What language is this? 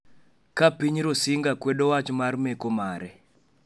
Luo (Kenya and Tanzania)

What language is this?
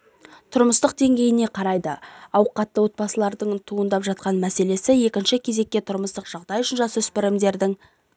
Kazakh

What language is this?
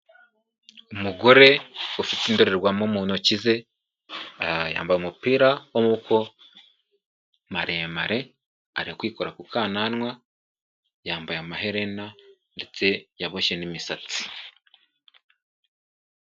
Kinyarwanda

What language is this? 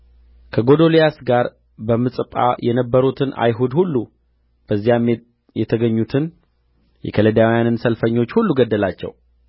Amharic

